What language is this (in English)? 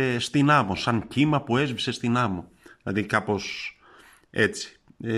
Greek